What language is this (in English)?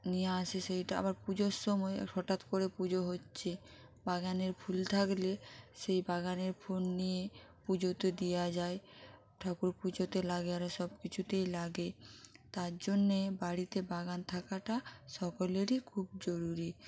Bangla